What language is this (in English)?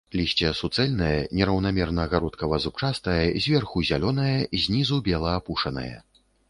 Belarusian